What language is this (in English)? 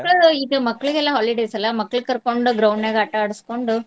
Kannada